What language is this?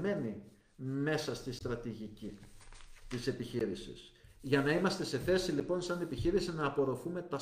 Greek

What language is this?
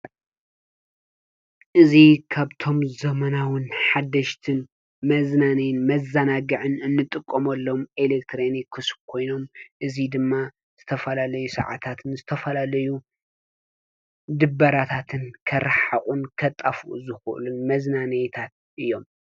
Tigrinya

